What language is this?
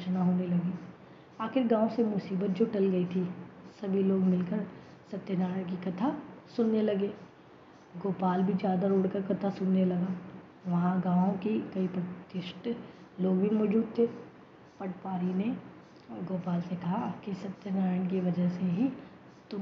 Hindi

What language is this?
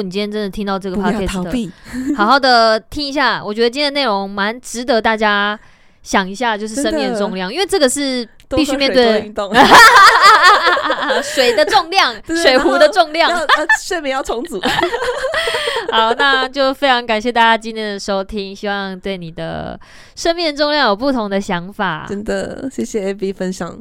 Chinese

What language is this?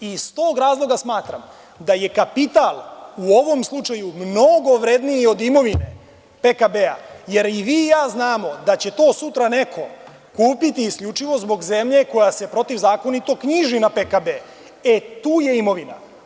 Serbian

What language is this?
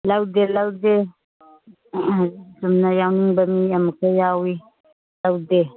Manipuri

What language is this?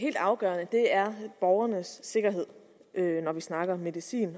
Danish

